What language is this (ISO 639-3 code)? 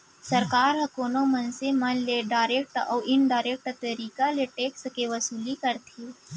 hne